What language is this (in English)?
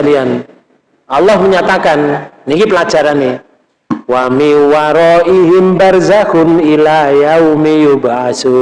Indonesian